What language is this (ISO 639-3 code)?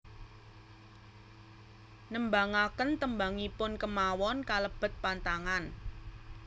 jav